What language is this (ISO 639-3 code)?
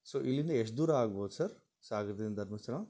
kan